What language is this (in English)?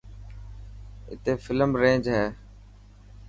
Dhatki